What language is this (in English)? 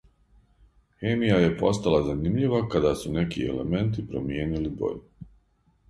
Serbian